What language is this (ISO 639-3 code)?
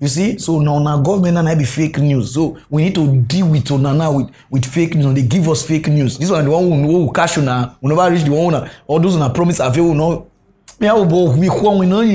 eng